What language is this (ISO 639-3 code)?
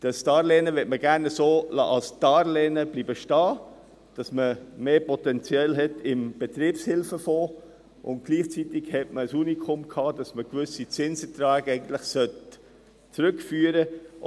gsw